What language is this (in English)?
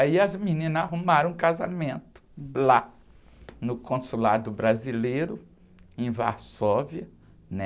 Portuguese